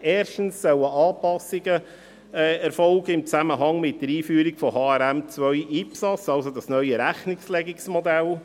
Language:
Swiss German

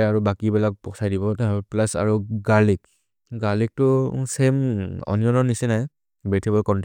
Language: Maria (India)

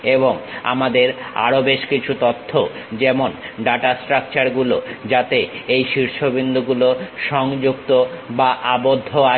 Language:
Bangla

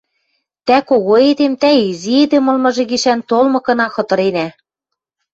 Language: Western Mari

